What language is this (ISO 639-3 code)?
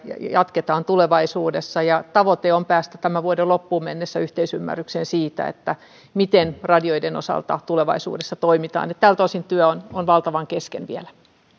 fin